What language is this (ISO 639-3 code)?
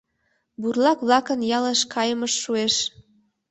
chm